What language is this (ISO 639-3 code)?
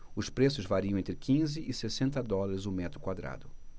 por